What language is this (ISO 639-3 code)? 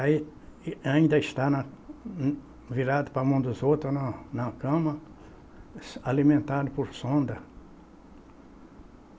por